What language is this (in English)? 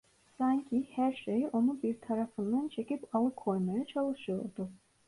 Turkish